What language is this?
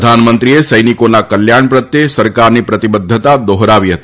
Gujarati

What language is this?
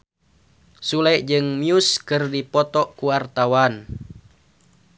Sundanese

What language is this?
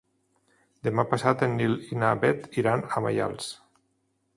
Catalan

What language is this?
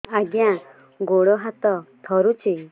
Odia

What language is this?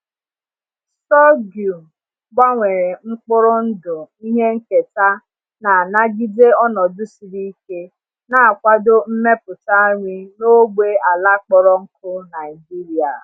Igbo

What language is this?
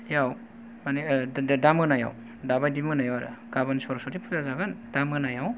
Bodo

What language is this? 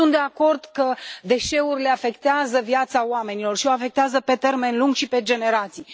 Romanian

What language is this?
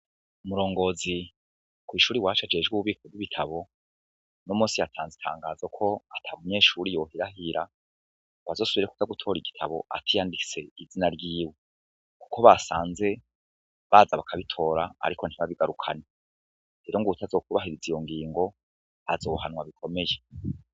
Rundi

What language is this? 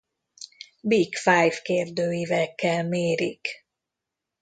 Hungarian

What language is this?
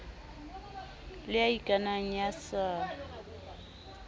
Southern Sotho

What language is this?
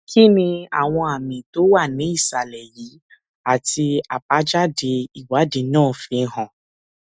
Yoruba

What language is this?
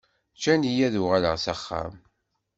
Kabyle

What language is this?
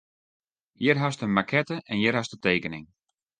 Western Frisian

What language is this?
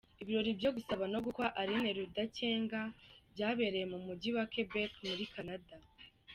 Kinyarwanda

